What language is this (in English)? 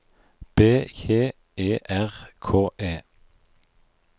Norwegian